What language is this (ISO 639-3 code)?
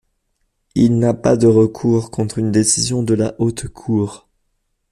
fra